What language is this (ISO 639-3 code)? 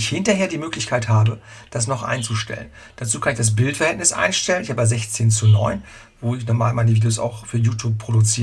deu